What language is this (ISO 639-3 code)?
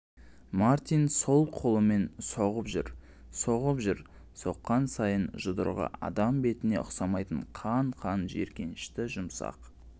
kaz